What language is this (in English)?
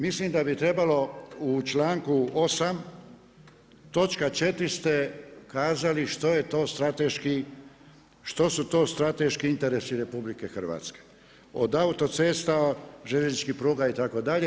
Croatian